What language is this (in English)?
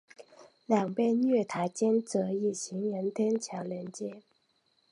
Chinese